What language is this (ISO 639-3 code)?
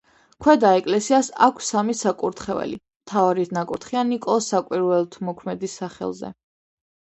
kat